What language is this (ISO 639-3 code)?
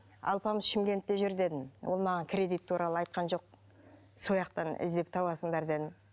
kaz